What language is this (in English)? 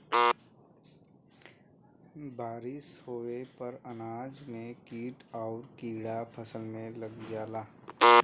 Bhojpuri